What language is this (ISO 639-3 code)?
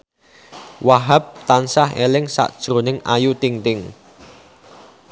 jav